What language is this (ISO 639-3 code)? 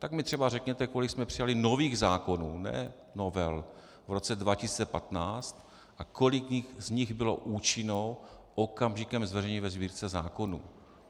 ces